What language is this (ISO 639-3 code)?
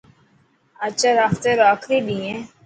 mki